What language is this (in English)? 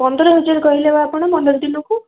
Odia